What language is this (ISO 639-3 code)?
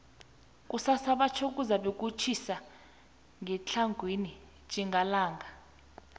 nbl